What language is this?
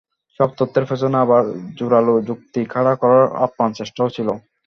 Bangla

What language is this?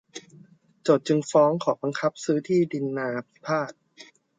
Thai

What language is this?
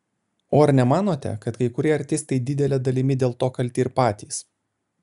Lithuanian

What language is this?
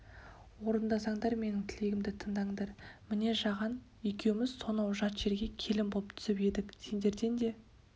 Kazakh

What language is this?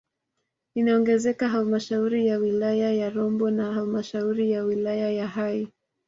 Swahili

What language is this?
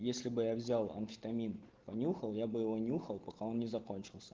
Russian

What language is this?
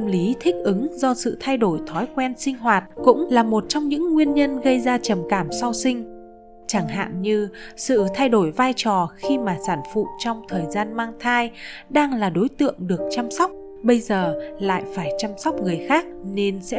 Vietnamese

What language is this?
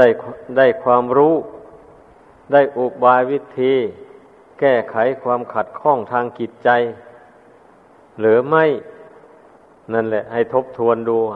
Thai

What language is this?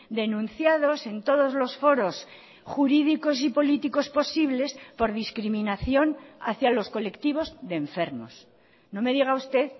Spanish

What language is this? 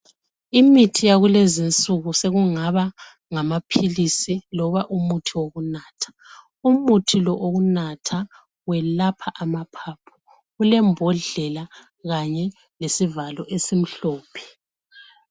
North Ndebele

